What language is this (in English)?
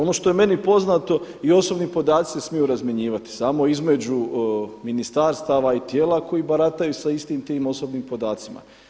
Croatian